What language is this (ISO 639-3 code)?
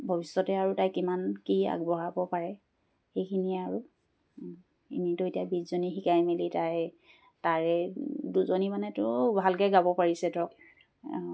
asm